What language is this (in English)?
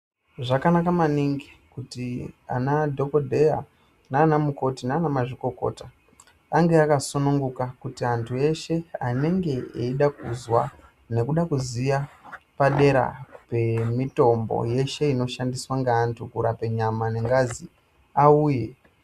Ndau